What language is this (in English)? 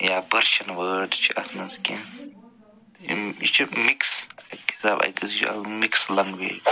Kashmiri